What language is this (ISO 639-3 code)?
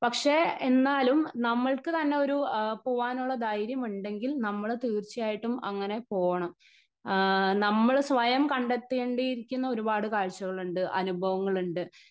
mal